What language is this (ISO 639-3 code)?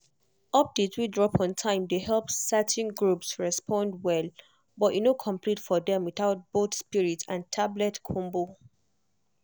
pcm